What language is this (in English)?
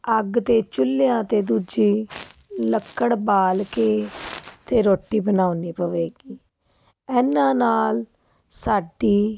Punjabi